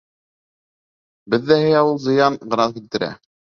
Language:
Bashkir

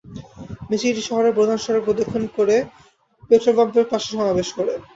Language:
Bangla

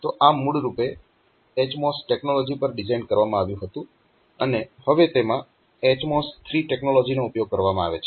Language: Gujarati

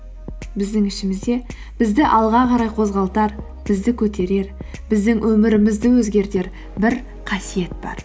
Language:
Kazakh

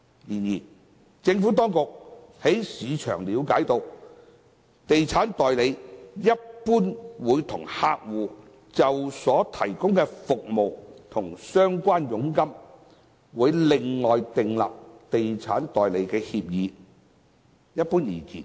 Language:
Cantonese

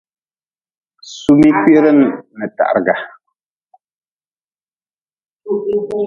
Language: Nawdm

